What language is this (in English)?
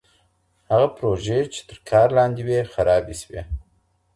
Pashto